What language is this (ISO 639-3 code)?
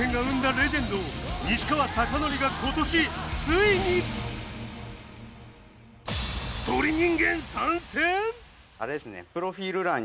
jpn